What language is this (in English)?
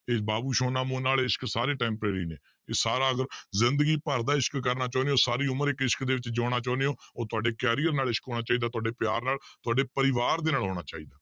Punjabi